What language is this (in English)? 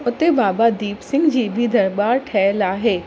Sindhi